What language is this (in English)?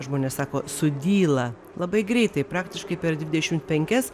Lithuanian